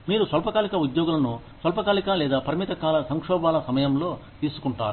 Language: Telugu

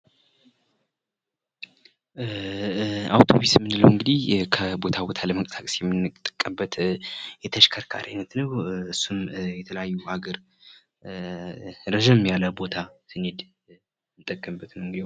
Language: Amharic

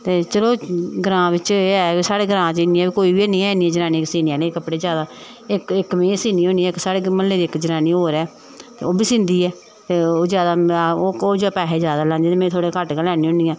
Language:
Dogri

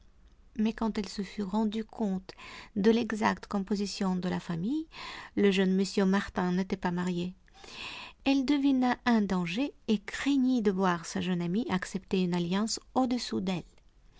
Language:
French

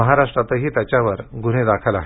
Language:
Marathi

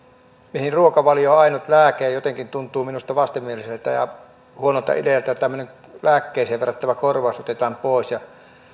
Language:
Finnish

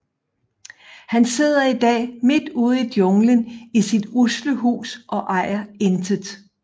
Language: Danish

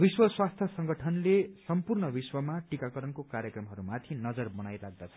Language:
Nepali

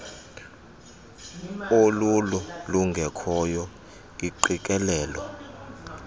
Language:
Xhosa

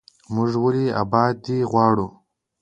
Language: Pashto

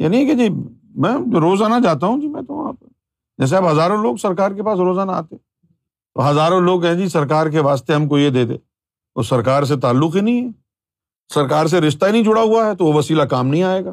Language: Urdu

